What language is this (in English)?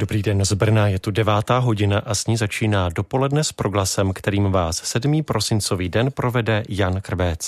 Czech